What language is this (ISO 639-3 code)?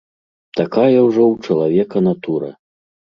bel